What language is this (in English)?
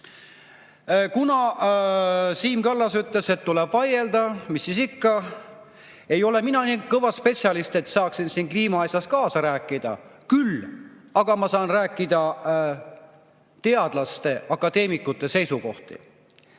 Estonian